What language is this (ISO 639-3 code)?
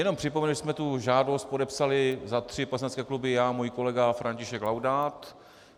ces